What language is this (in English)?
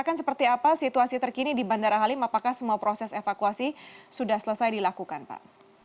Indonesian